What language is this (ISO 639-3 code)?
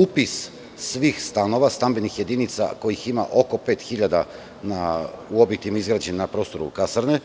srp